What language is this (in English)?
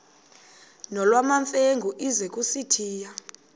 Xhosa